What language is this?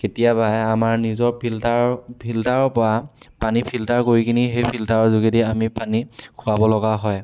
Assamese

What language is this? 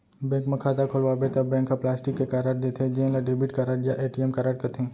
Chhattisgarhi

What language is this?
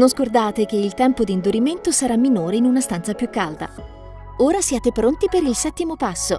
Italian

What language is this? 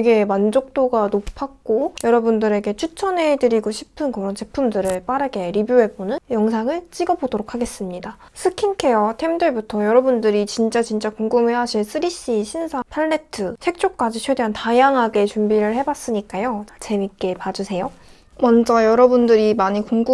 Korean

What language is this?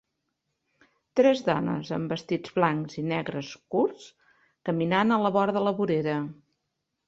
Catalan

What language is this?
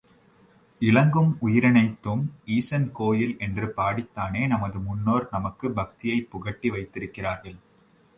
Tamil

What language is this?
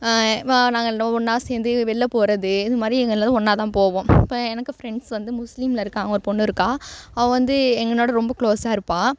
Tamil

